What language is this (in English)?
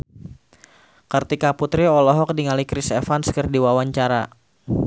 Sundanese